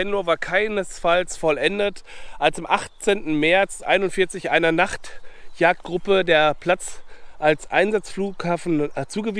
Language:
German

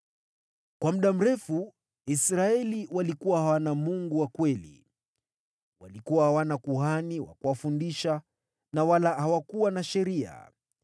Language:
Swahili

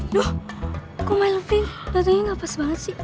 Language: Indonesian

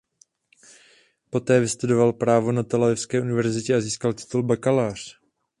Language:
Czech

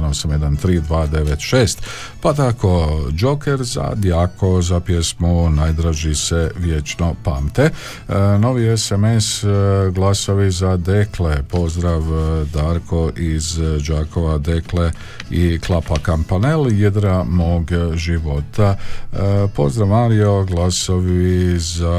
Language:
Croatian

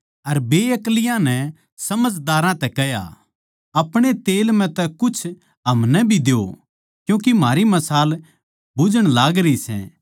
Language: Haryanvi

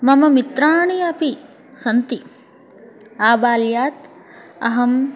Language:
Sanskrit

